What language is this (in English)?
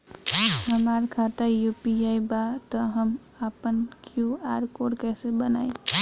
Bhojpuri